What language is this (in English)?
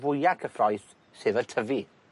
Welsh